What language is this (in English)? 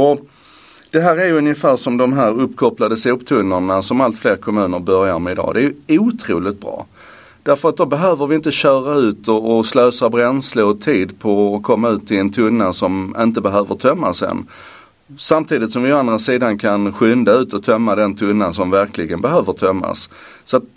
Swedish